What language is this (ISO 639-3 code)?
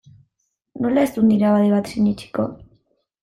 eus